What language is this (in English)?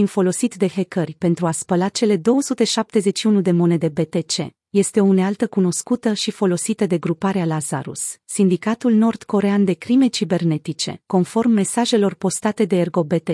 Romanian